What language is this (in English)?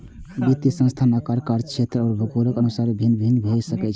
Maithili